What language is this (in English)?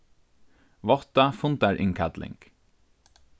Faroese